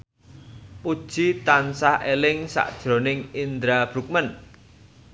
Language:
Javanese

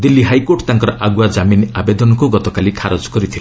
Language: Odia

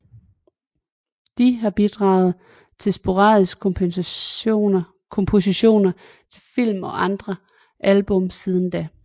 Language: Danish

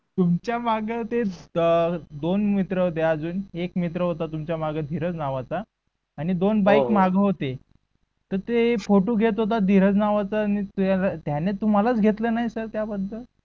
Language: Marathi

